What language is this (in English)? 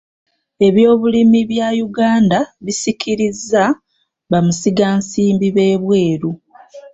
Ganda